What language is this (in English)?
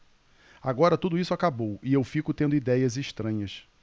Portuguese